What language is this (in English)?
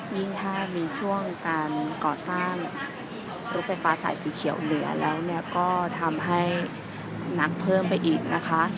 Thai